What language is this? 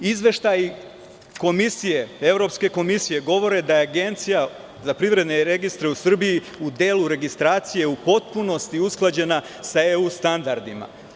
Serbian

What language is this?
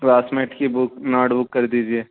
Urdu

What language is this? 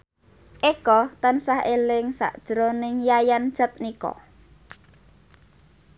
Javanese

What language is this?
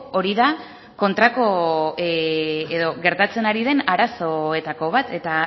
Basque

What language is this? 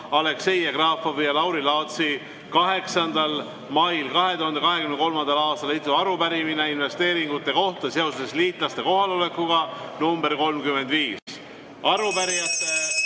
Estonian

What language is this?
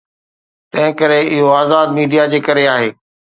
Sindhi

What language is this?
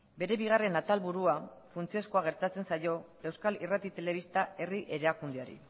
Basque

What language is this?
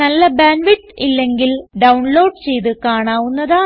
Malayalam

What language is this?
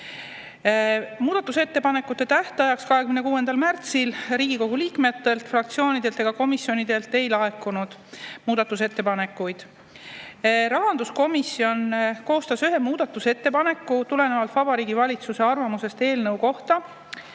Estonian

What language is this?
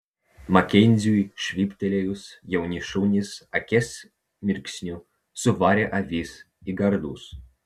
Lithuanian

